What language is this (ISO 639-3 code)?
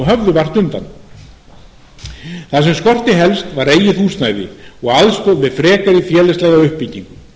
isl